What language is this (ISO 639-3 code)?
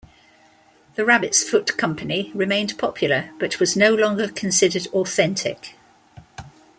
eng